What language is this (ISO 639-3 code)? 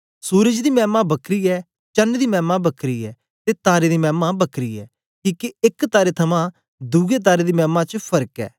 doi